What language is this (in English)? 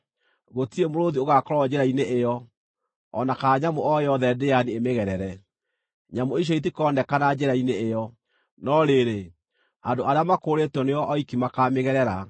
Kikuyu